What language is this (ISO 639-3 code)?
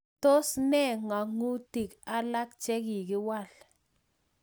kln